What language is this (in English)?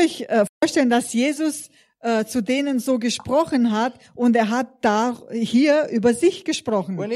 German